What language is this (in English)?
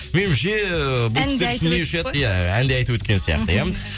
Kazakh